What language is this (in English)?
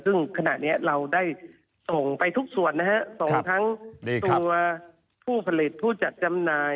Thai